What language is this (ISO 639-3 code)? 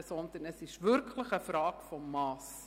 gsw